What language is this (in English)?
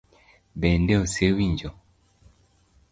Luo (Kenya and Tanzania)